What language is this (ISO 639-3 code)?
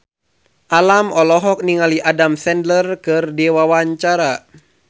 sun